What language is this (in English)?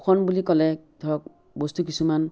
Assamese